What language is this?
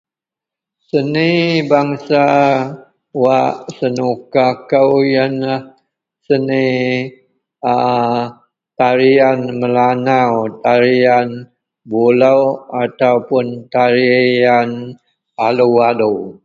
Central Melanau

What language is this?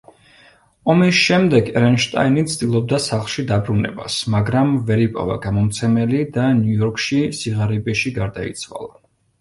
Georgian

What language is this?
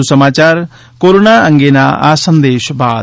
Gujarati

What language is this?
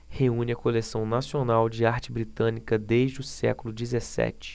Portuguese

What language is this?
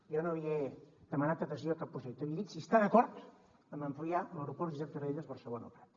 Catalan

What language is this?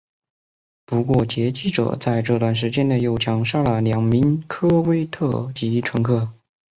Chinese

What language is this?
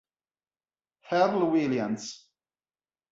Italian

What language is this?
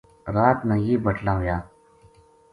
Gujari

